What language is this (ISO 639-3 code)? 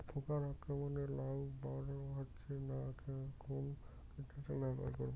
ben